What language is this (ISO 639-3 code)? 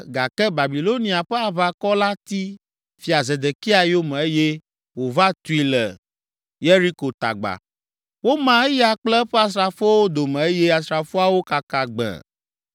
ewe